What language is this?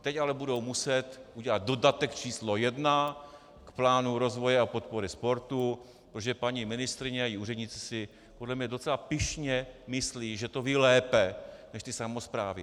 Czech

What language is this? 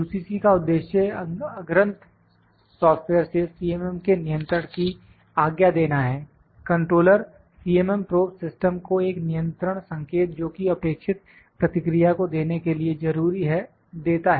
Hindi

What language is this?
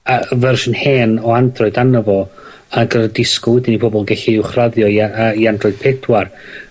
Welsh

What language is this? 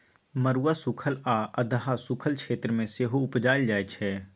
Maithili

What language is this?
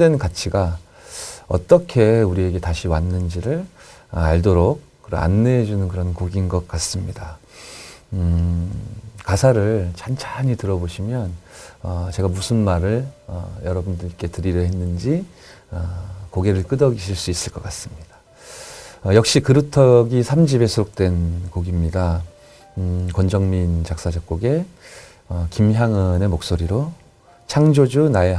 Korean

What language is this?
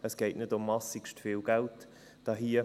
Swiss German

